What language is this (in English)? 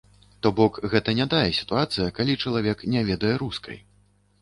Belarusian